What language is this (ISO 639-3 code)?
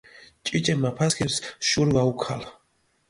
xmf